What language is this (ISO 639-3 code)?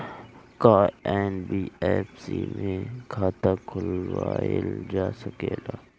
bho